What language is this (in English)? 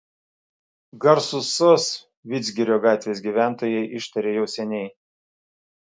Lithuanian